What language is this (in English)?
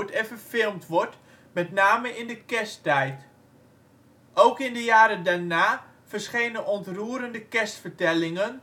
Dutch